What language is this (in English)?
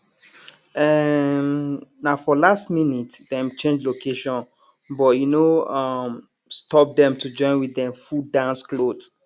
Nigerian Pidgin